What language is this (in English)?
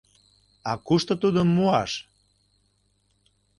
Mari